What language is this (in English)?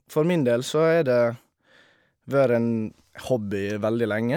Norwegian